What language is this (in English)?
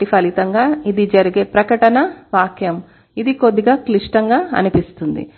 Telugu